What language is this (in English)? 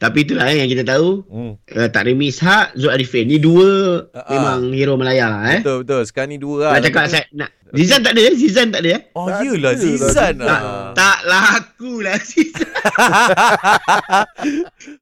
Malay